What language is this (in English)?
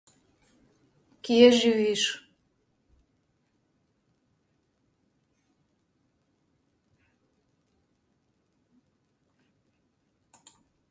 Slovenian